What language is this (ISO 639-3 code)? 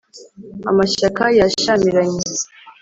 kin